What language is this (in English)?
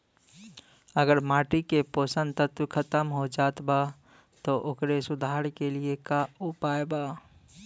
Bhojpuri